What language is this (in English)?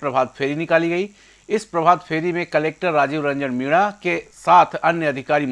Hindi